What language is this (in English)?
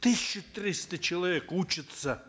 Kazakh